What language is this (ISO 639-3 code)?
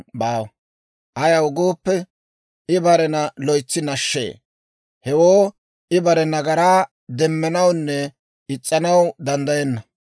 dwr